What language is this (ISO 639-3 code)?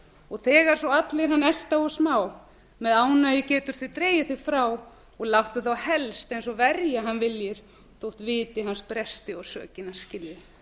isl